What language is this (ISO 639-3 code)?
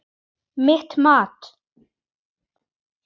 isl